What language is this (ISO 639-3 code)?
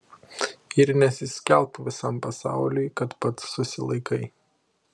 lit